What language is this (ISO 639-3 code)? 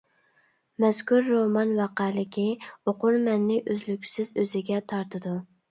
uig